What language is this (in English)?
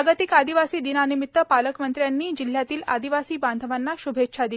Marathi